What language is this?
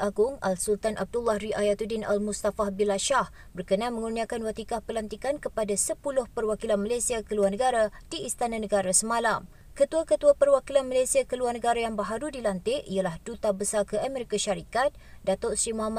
Malay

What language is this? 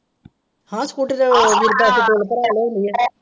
Punjabi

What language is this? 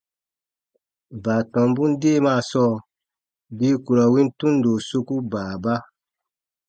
Baatonum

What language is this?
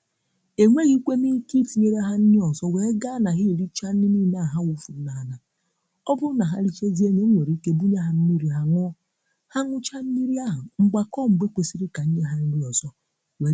Igbo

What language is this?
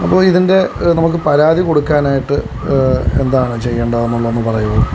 Malayalam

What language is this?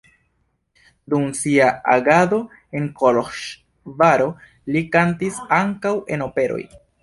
Esperanto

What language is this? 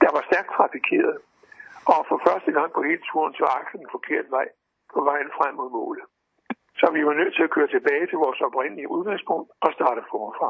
Danish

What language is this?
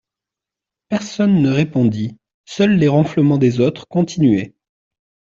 French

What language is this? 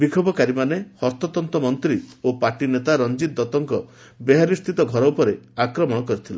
Odia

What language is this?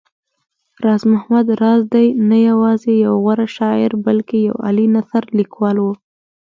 Pashto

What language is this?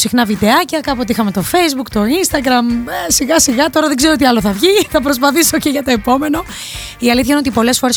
Greek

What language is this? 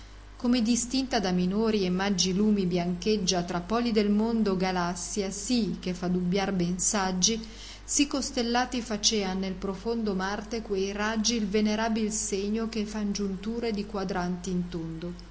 Italian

